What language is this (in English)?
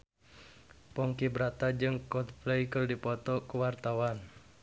Sundanese